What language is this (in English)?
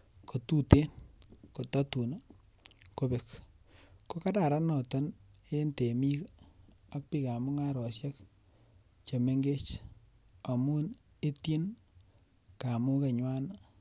Kalenjin